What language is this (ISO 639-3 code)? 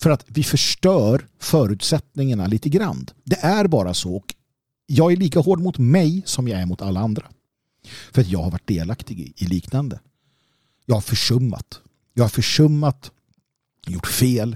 swe